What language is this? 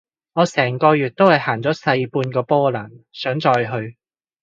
Cantonese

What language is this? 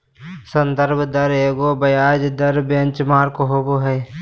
Magahi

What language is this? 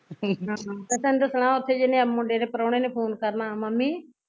Punjabi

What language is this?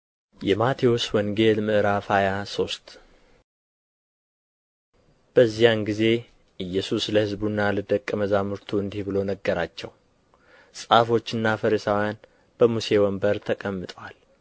Amharic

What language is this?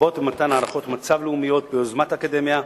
Hebrew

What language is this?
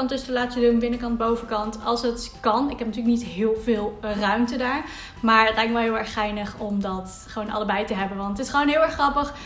Dutch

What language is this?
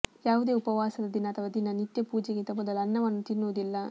Kannada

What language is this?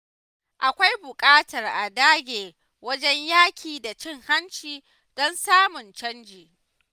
Hausa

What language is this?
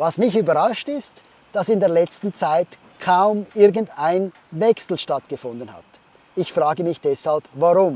German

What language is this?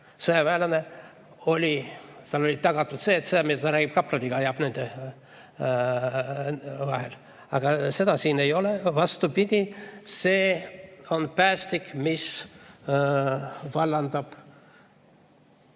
Estonian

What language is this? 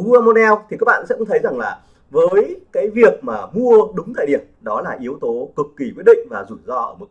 Vietnamese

